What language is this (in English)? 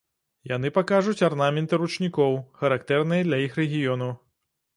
Belarusian